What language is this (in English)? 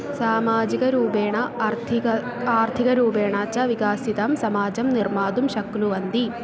Sanskrit